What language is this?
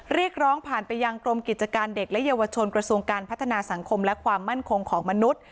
Thai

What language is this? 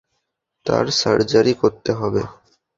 Bangla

